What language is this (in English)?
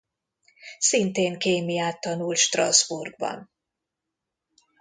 Hungarian